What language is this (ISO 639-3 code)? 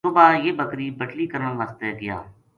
gju